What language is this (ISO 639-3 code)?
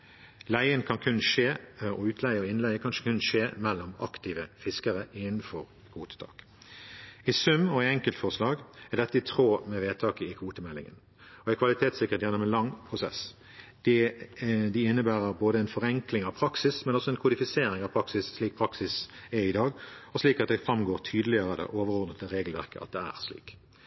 nob